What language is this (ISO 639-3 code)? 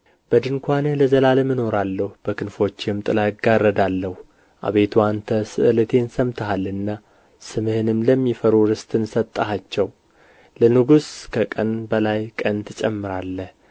amh